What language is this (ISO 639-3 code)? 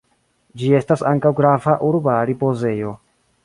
epo